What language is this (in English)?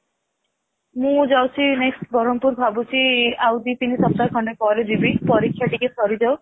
Odia